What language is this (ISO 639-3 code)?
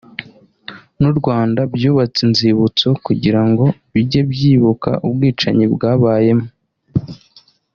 kin